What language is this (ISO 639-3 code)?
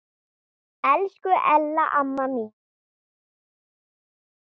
isl